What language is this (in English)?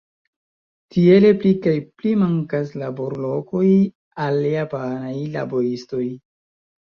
Esperanto